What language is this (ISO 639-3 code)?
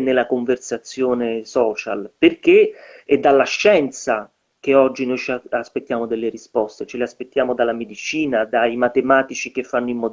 ita